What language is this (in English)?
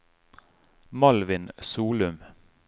Norwegian